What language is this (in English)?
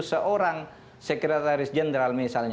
Indonesian